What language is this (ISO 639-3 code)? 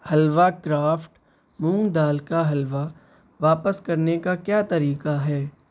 urd